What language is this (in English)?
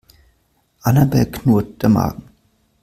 German